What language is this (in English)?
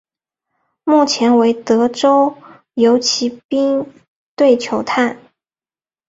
Chinese